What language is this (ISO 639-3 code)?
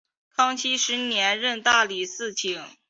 zho